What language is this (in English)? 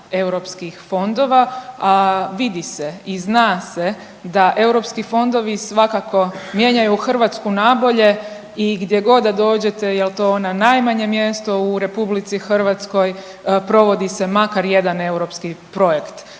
Croatian